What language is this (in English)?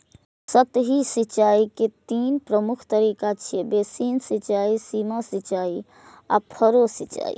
Maithili